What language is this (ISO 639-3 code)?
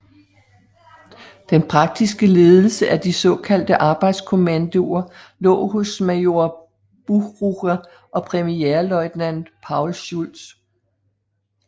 dan